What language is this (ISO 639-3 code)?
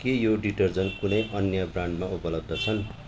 nep